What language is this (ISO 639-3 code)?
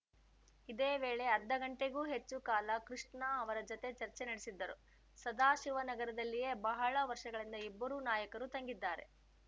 kan